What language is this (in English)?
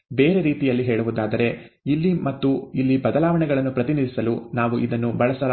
Kannada